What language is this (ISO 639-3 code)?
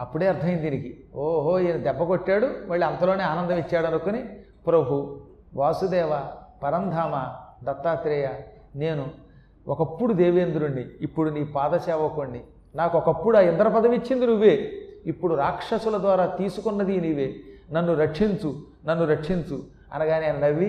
tel